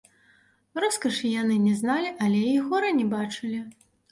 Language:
Belarusian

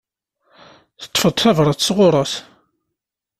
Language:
Kabyle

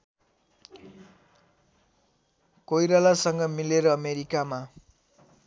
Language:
Nepali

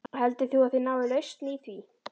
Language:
Icelandic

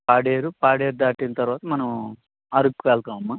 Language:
Telugu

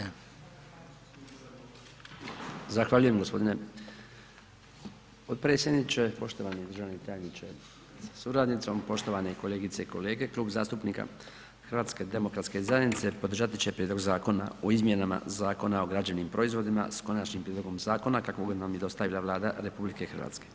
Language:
Croatian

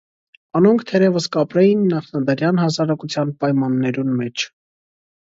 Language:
Armenian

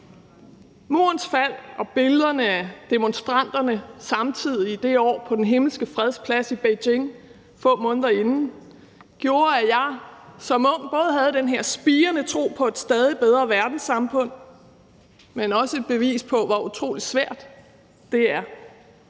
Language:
Danish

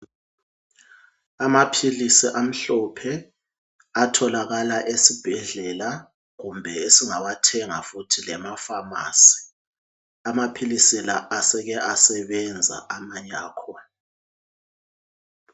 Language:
North Ndebele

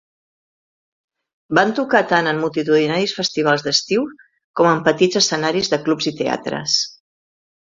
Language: Catalan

